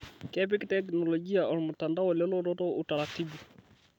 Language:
Masai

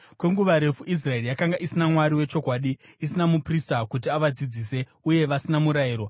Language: Shona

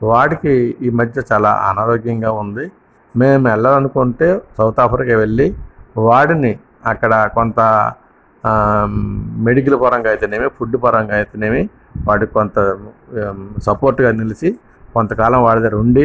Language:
Telugu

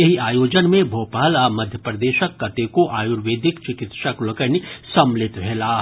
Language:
Maithili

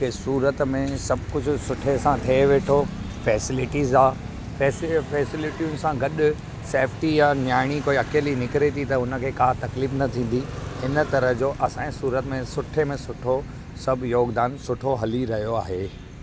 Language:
Sindhi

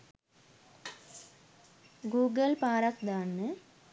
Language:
Sinhala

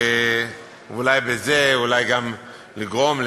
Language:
Hebrew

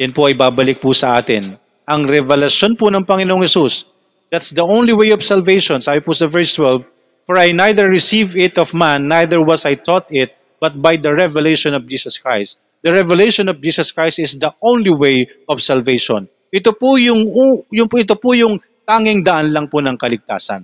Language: Filipino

